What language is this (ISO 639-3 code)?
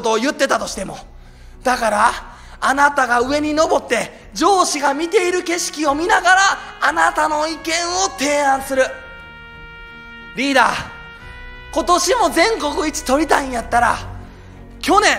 jpn